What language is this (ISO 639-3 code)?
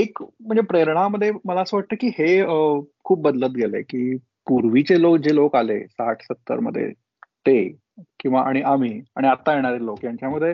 mar